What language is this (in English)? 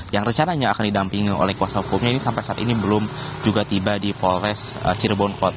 Indonesian